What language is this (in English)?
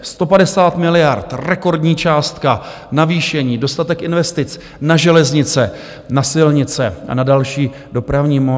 Czech